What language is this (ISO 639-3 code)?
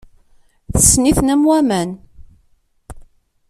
kab